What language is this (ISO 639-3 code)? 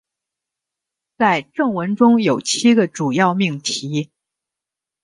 zho